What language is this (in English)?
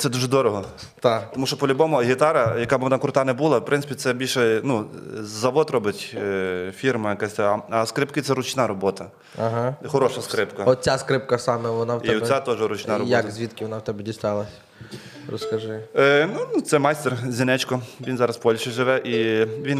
Ukrainian